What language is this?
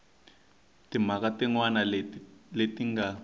Tsonga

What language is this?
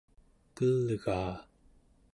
Central Yupik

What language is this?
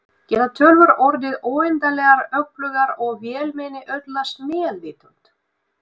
Icelandic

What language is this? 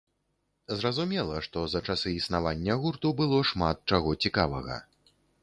Belarusian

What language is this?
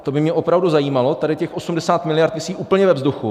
Czech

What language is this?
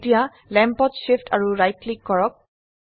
Assamese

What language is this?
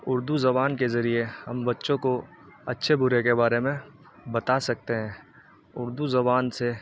Urdu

